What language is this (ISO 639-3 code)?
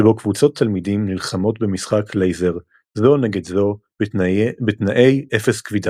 heb